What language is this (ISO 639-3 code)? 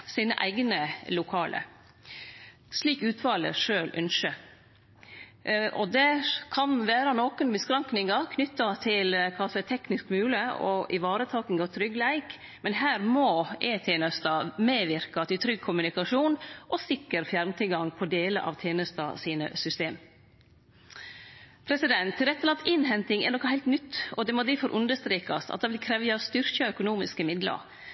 nno